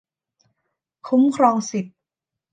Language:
Thai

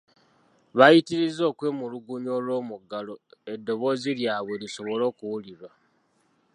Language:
Ganda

